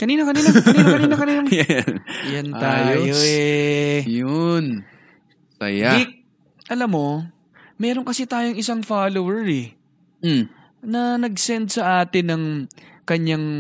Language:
Filipino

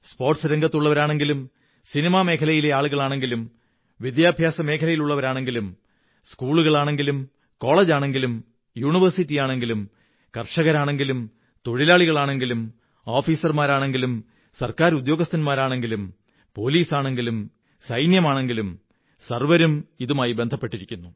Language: Malayalam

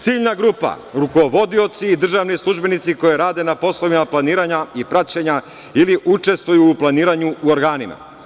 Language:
Serbian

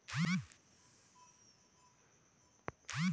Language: Marathi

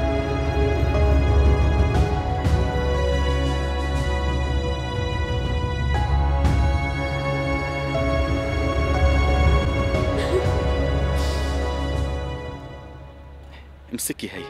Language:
Arabic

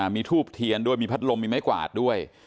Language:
Thai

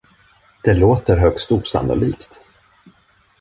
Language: Swedish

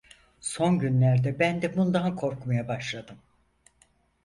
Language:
Turkish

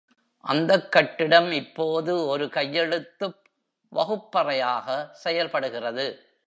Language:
Tamil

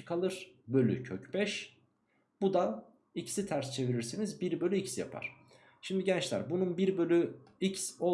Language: Turkish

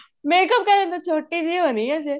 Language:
Punjabi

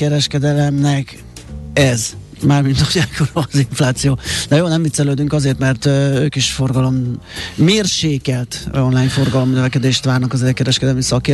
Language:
Hungarian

